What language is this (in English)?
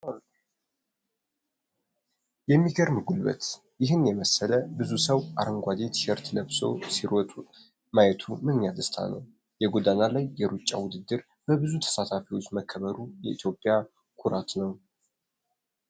Amharic